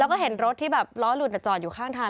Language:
Thai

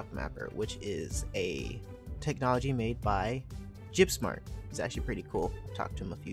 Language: English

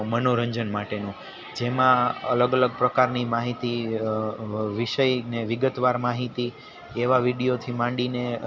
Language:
Gujarati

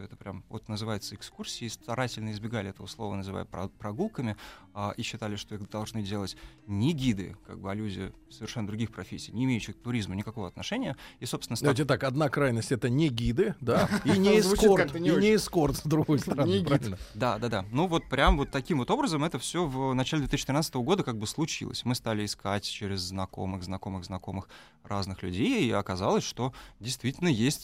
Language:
Russian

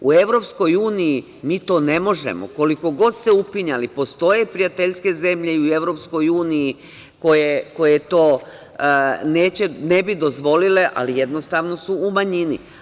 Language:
Serbian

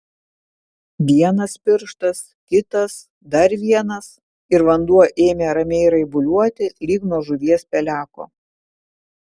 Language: Lithuanian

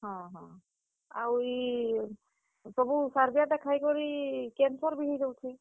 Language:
Odia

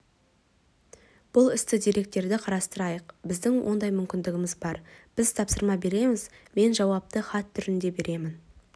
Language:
Kazakh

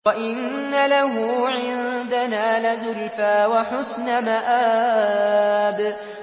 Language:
Arabic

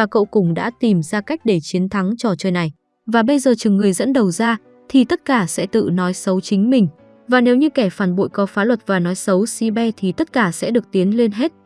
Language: Vietnamese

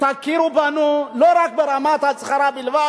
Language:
Hebrew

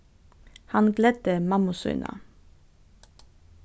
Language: Faroese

